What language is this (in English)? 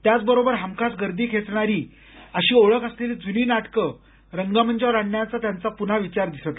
Marathi